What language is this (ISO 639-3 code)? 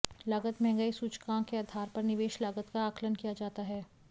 hin